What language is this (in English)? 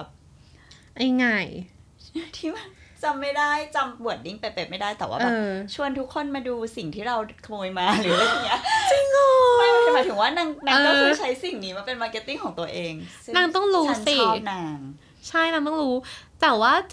Thai